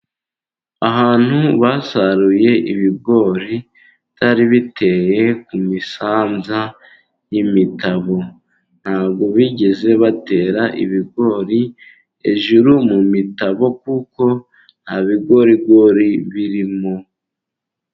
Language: Kinyarwanda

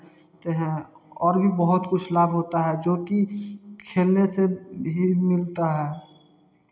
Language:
Hindi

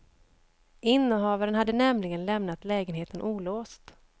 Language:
Swedish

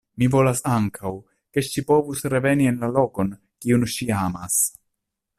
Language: Esperanto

